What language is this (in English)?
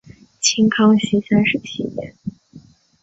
Chinese